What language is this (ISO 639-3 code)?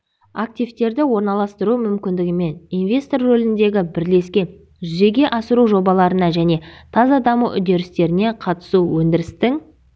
kaz